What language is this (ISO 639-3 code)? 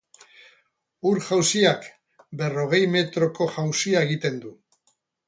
eus